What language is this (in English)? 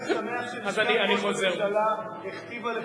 Hebrew